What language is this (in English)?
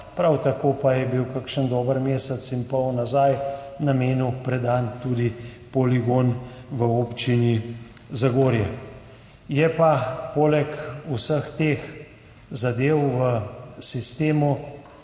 Slovenian